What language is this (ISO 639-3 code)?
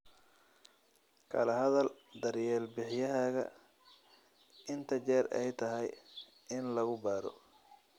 som